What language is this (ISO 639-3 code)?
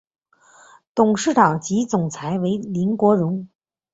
zho